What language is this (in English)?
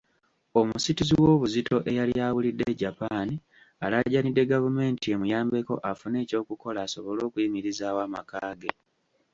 Ganda